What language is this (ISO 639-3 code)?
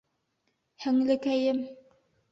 bak